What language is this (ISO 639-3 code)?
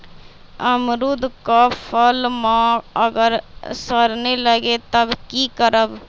mag